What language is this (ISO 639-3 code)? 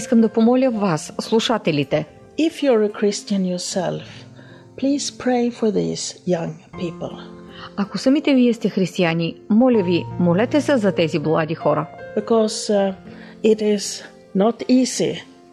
bul